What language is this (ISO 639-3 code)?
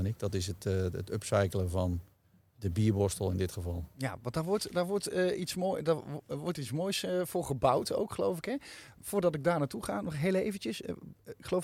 nld